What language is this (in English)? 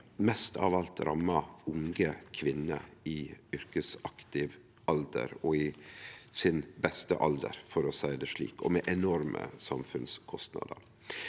Norwegian